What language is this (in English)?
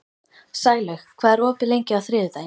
Icelandic